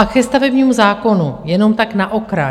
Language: Czech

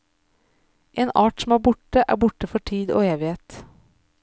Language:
Norwegian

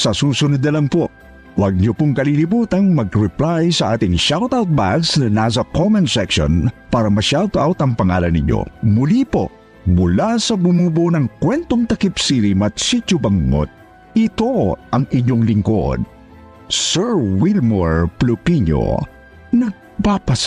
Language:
Filipino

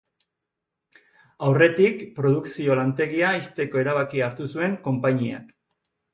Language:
Basque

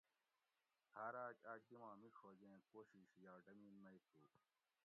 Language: Gawri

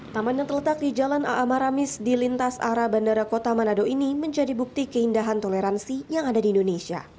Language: Indonesian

